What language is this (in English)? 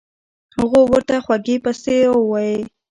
Pashto